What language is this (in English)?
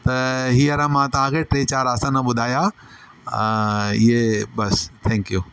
Sindhi